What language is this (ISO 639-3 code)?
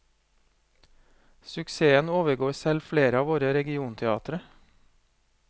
nor